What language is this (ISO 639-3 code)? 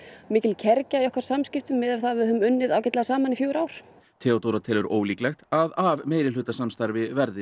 isl